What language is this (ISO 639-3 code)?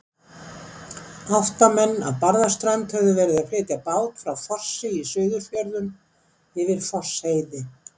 isl